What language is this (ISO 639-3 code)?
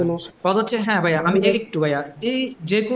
ben